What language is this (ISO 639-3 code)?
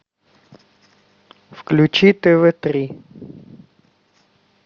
rus